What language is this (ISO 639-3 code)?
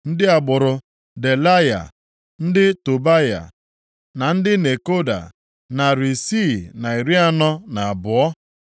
ibo